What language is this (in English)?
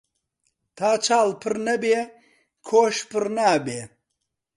Central Kurdish